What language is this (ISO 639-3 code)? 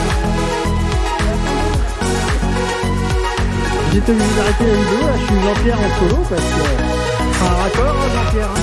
fra